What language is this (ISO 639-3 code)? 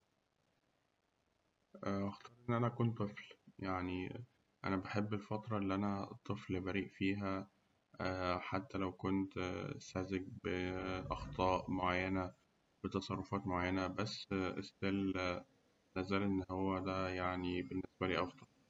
arz